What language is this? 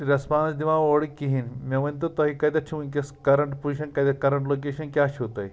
Kashmiri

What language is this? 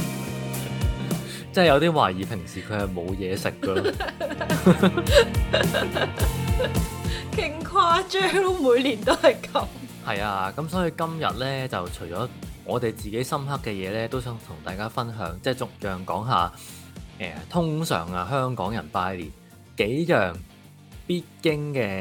Chinese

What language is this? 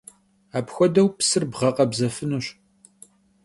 Kabardian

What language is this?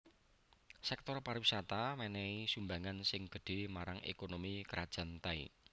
Javanese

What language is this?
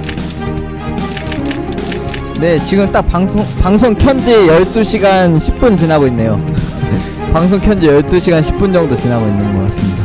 Korean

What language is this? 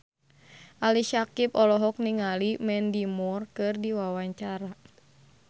Sundanese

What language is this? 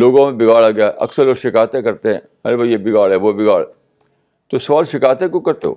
Urdu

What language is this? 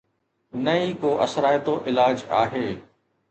Sindhi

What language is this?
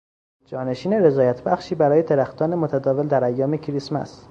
Persian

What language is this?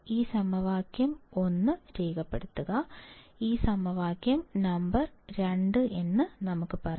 Malayalam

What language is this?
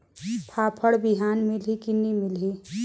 Chhattisgarhi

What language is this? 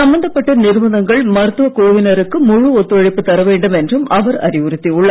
Tamil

